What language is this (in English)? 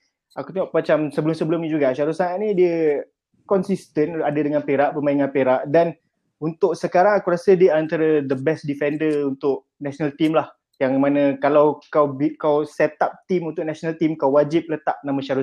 Malay